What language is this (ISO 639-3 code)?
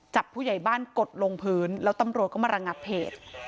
tha